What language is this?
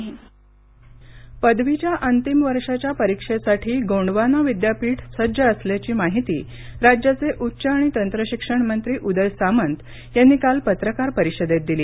Marathi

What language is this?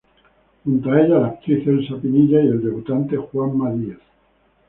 Spanish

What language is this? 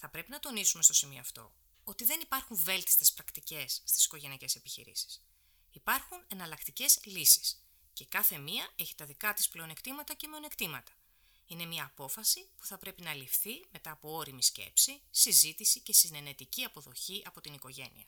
Greek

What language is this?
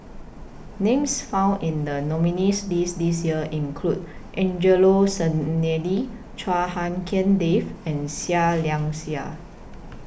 English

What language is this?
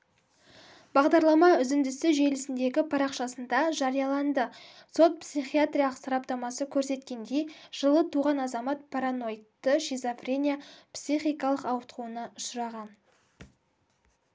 Kazakh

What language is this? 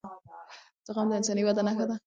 Pashto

